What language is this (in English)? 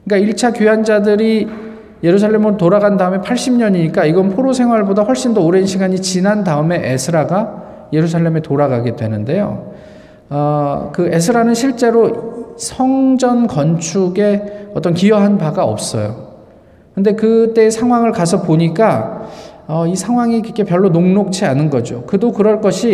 Korean